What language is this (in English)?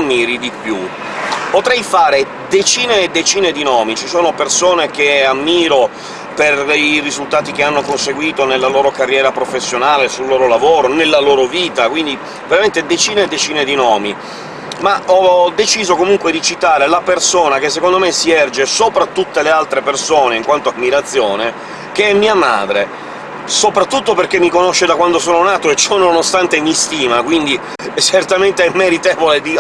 Italian